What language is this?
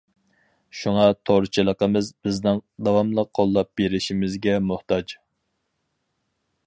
Uyghur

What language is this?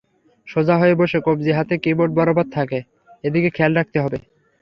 Bangla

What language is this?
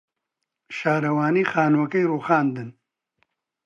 Central Kurdish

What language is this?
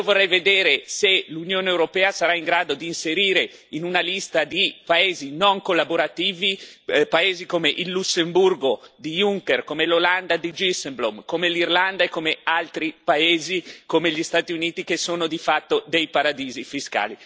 Italian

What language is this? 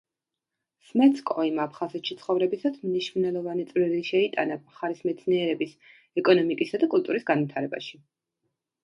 Georgian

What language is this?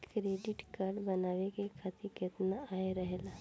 Bhojpuri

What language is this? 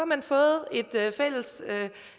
Danish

